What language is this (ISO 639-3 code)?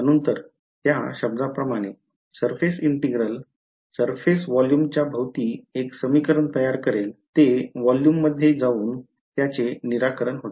mar